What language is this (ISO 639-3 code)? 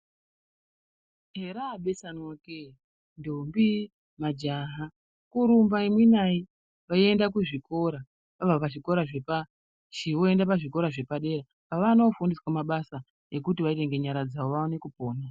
ndc